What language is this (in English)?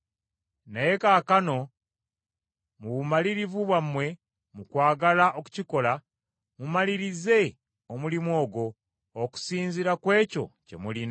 Ganda